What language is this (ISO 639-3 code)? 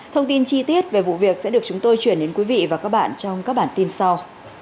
vie